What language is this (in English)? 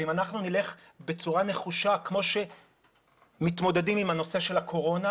Hebrew